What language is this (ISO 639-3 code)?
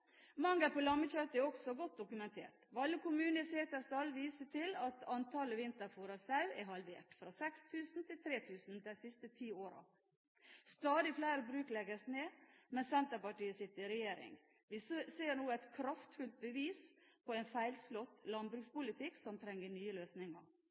nob